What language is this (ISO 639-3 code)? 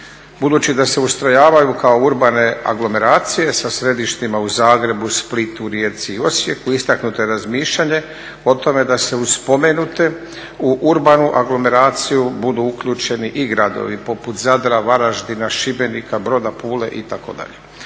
hrv